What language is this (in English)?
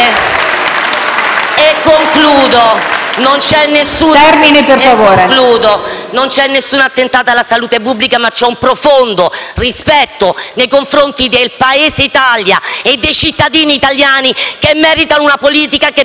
Italian